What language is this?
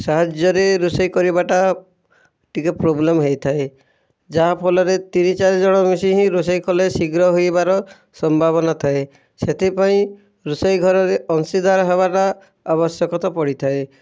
Odia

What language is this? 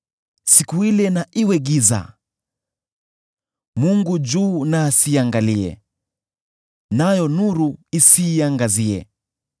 Swahili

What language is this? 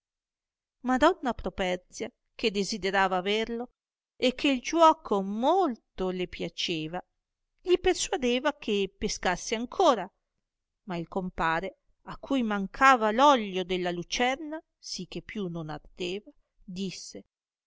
Italian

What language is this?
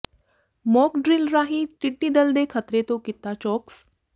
Punjabi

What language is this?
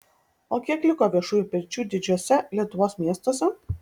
Lithuanian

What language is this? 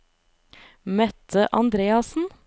Norwegian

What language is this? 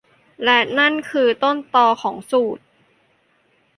Thai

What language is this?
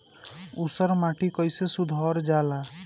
Bhojpuri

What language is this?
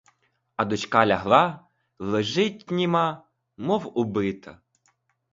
Ukrainian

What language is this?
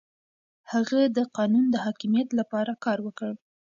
Pashto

